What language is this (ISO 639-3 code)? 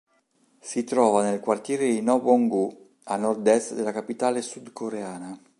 ita